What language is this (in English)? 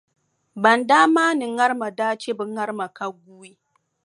Dagbani